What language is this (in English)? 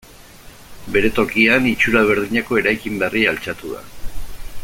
Basque